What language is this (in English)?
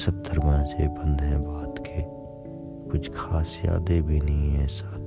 Urdu